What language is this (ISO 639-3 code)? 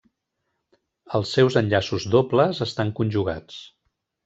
cat